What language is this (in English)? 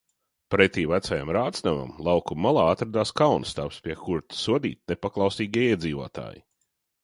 Latvian